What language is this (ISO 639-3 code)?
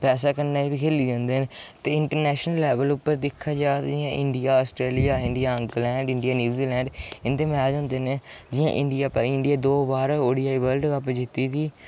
doi